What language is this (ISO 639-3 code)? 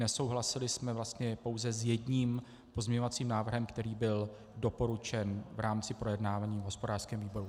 ces